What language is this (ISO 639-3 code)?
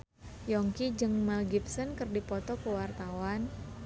sun